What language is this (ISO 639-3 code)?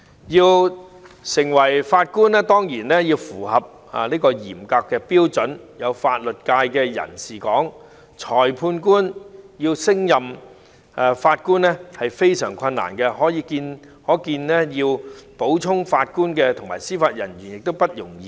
yue